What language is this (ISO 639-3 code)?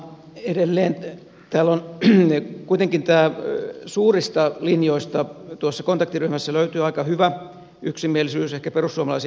fin